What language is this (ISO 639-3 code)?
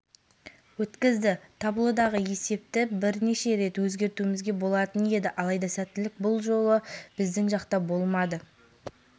kaz